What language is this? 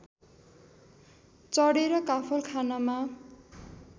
Nepali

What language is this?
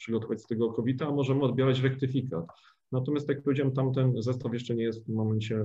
Polish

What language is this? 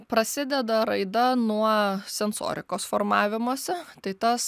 Lithuanian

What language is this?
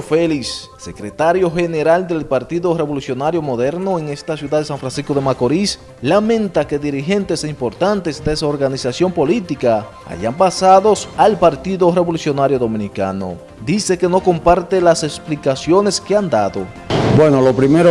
Spanish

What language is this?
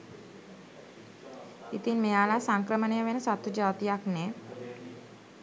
Sinhala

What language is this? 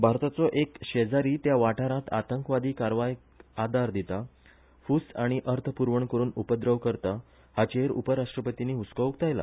Konkani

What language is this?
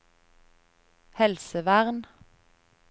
Norwegian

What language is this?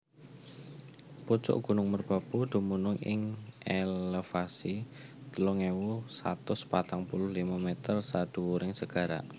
Javanese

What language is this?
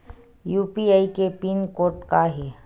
Chhattisgarhi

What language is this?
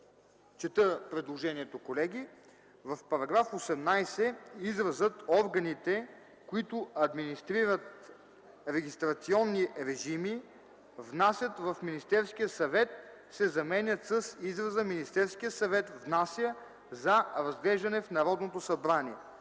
Bulgarian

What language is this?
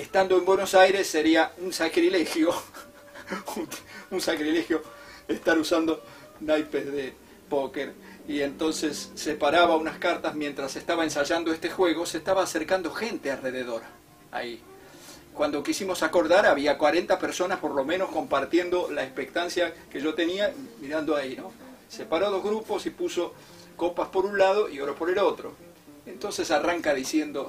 Spanish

